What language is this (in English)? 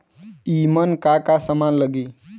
Bhojpuri